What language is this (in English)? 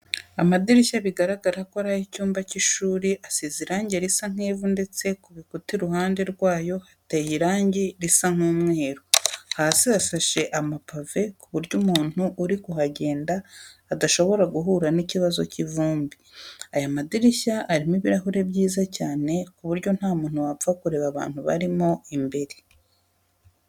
Kinyarwanda